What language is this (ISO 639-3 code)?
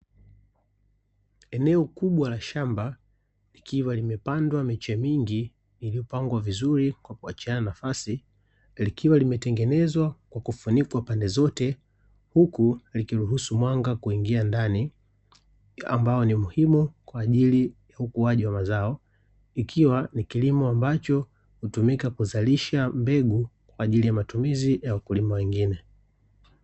swa